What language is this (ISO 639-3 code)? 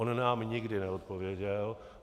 ces